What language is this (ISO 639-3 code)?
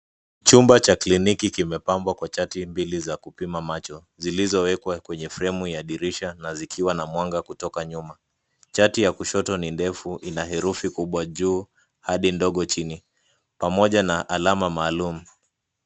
swa